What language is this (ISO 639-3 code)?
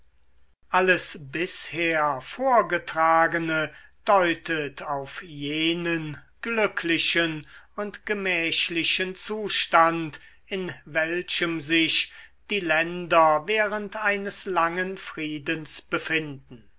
deu